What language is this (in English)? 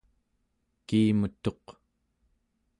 Central Yupik